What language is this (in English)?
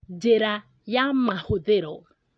Kikuyu